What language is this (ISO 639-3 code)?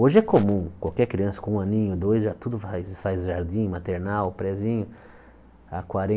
por